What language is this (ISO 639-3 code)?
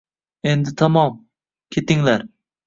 uzb